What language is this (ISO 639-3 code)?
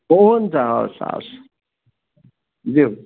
nep